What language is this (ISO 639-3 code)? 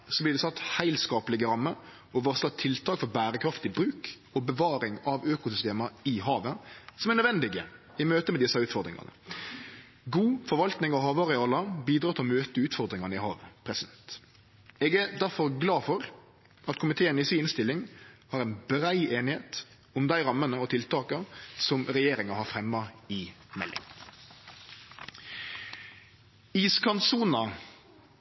nno